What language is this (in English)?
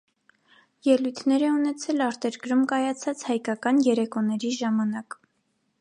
Armenian